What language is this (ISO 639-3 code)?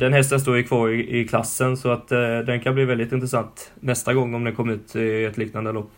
swe